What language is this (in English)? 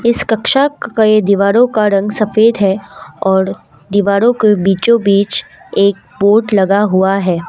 Hindi